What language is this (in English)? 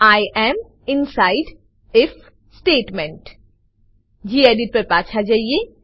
Gujarati